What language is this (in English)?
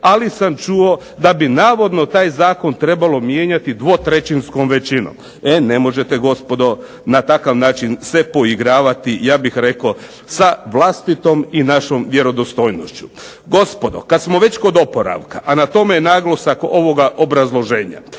Croatian